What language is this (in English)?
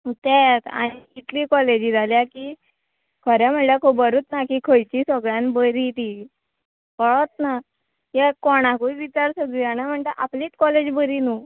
Konkani